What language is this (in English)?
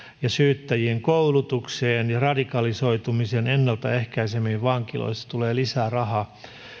Finnish